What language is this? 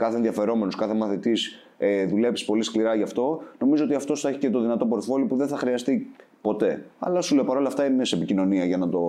Greek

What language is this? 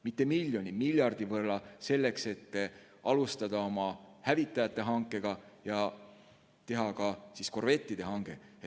Estonian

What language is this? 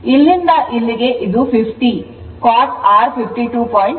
Kannada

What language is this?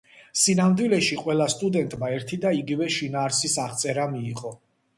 Georgian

